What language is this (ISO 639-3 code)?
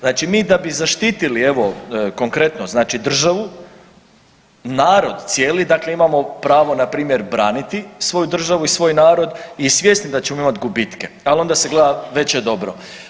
hrv